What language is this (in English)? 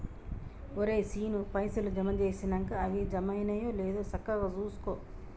Telugu